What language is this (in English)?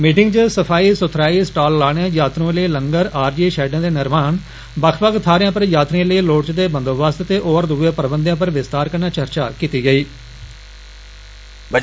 Dogri